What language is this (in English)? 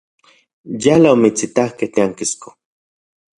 Central Puebla Nahuatl